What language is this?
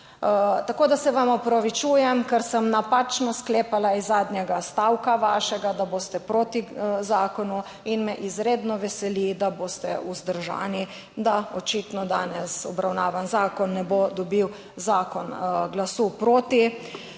Slovenian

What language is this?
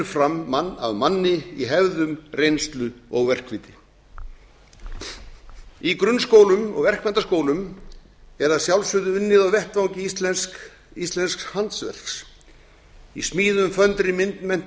Icelandic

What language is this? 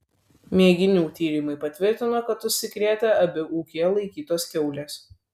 Lithuanian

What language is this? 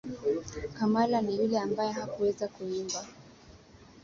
Swahili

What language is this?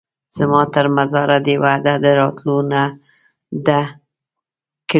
Pashto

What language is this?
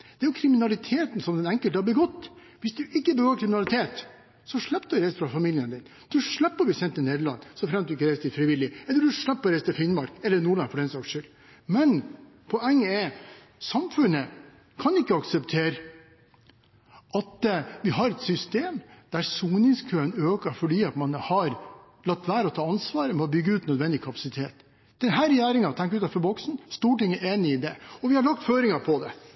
Norwegian Bokmål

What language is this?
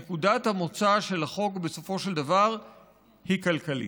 Hebrew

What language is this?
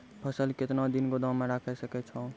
Maithili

